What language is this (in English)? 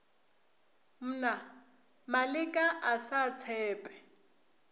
Northern Sotho